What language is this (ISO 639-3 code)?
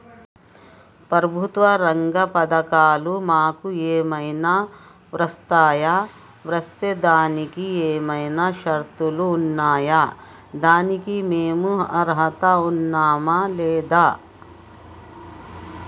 tel